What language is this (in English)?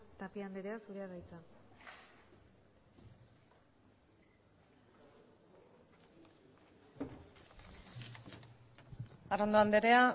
Basque